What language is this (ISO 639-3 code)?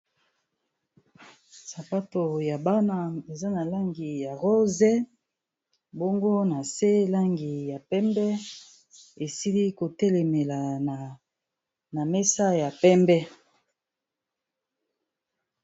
lin